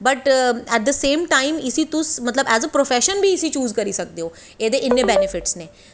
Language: Dogri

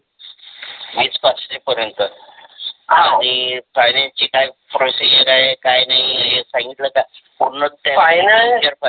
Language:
Marathi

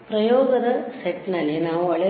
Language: Kannada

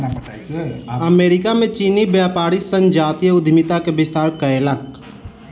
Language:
Maithili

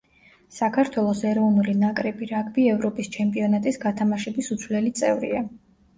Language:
Georgian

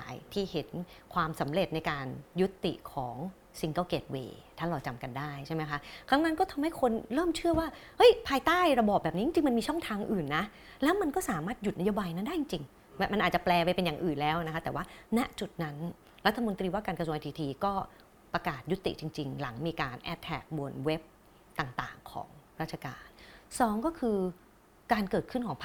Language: Thai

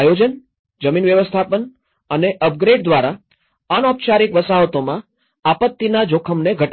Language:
Gujarati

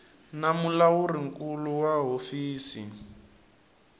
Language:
Tsonga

